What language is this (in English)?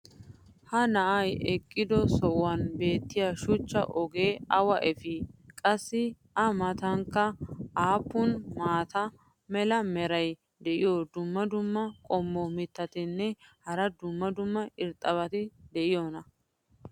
Wolaytta